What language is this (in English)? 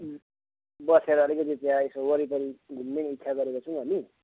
Nepali